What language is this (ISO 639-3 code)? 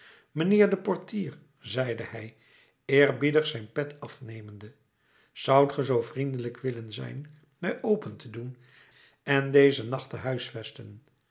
nld